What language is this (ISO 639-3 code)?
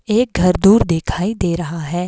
hin